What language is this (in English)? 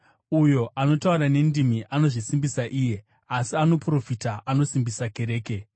Shona